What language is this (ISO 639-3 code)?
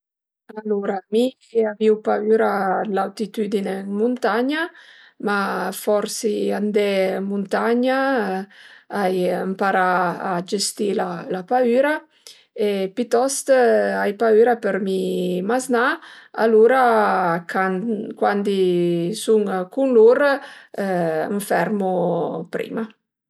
pms